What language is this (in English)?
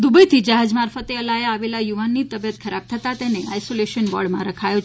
Gujarati